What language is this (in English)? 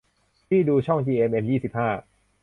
Thai